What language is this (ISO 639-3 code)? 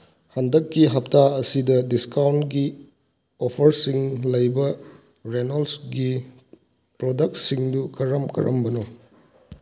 mni